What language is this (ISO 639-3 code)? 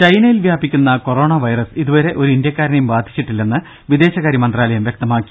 mal